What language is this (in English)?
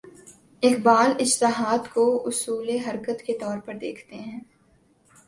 Urdu